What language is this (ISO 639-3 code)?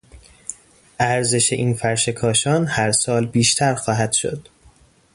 fas